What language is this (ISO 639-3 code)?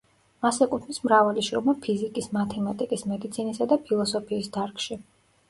kat